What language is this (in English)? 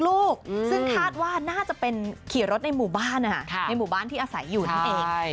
Thai